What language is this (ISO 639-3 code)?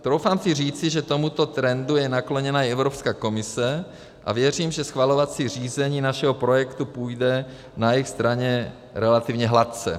ces